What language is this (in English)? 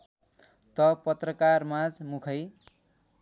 Nepali